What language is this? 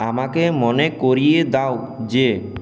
Bangla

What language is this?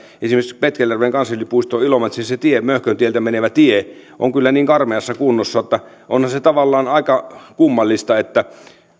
Finnish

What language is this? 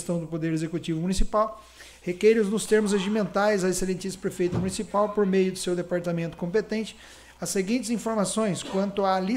Portuguese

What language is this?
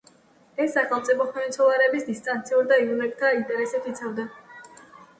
Georgian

